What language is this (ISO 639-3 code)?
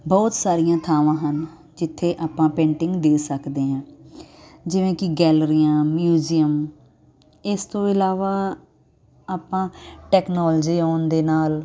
pan